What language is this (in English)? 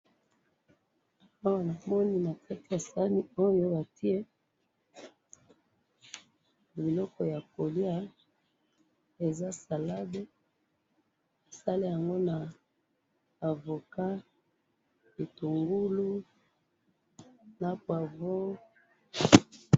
Lingala